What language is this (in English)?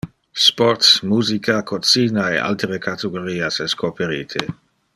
Interlingua